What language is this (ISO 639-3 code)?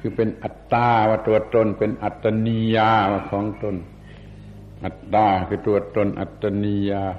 tha